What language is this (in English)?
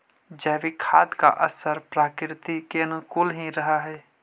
Magahi